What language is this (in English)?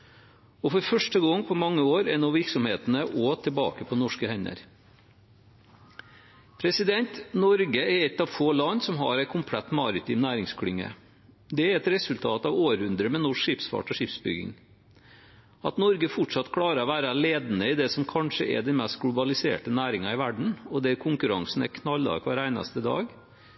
Norwegian Bokmål